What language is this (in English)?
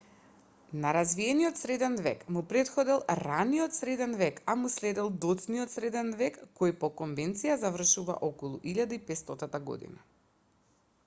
Macedonian